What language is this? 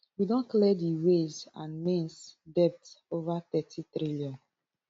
Nigerian Pidgin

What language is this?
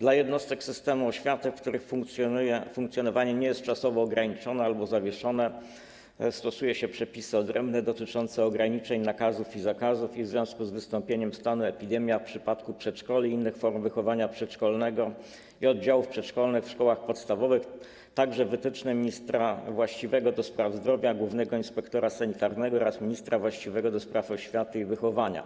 Polish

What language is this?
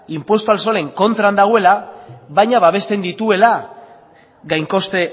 Basque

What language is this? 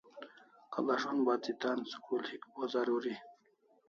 Kalasha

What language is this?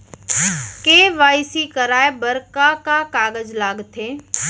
Chhattisgarhi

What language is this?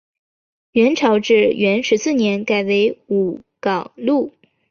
Chinese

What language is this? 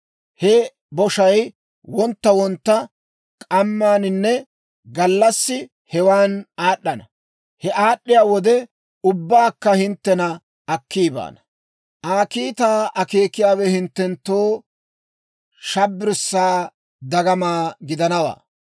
Dawro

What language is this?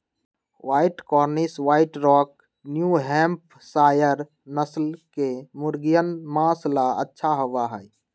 Magahi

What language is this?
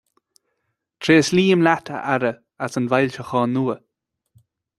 Irish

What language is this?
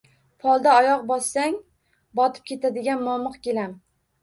Uzbek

